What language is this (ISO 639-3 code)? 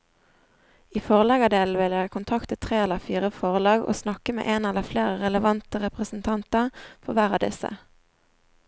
nor